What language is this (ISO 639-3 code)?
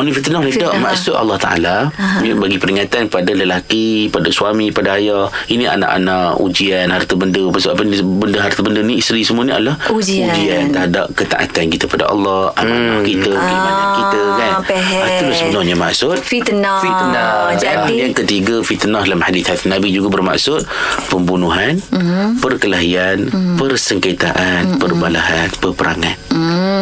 msa